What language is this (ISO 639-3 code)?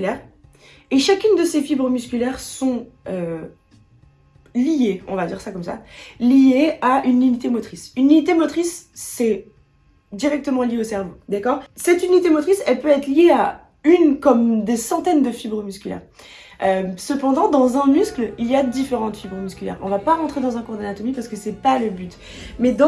fra